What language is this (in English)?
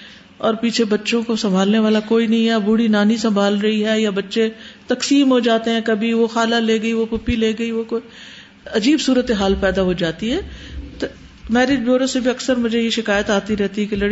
Urdu